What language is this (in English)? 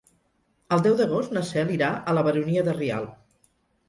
Catalan